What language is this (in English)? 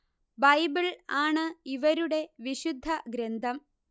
Malayalam